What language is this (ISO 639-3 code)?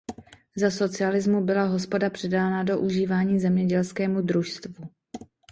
ces